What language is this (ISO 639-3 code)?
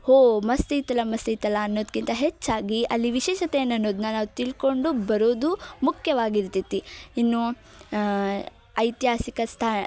kan